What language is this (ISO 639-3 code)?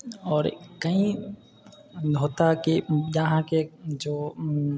mai